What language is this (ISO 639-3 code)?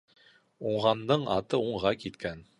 bak